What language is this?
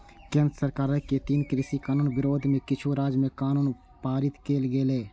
Maithili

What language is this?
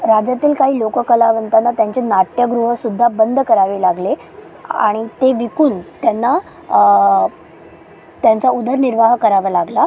Marathi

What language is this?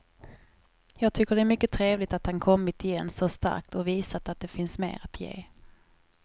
Swedish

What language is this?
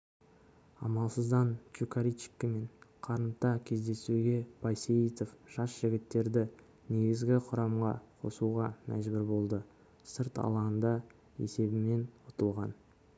Kazakh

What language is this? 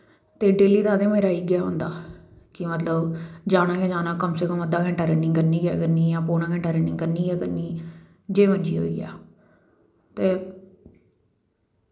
Dogri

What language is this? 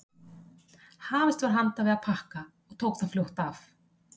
Icelandic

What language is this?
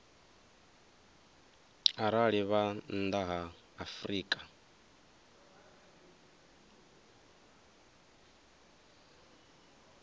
Venda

